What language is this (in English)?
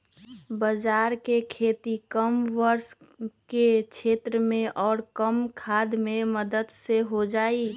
Magahi